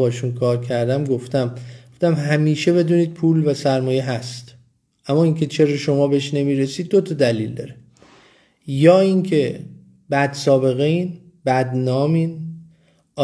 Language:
Persian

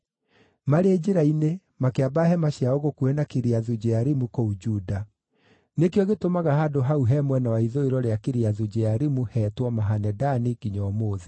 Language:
Kikuyu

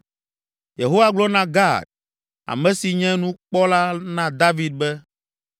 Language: Ewe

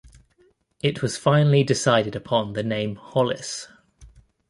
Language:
English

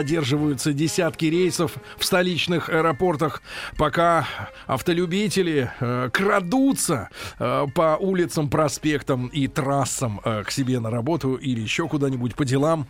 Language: Russian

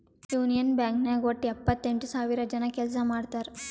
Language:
Kannada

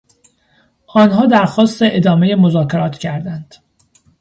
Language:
Persian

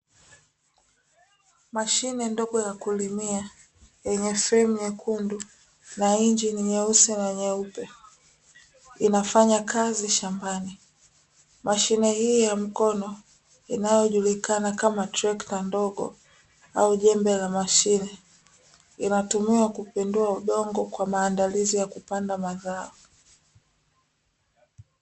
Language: Swahili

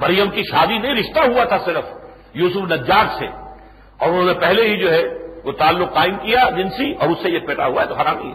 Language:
Urdu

